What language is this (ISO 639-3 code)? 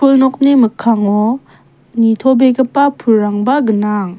grt